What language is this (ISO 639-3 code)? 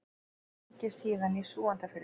isl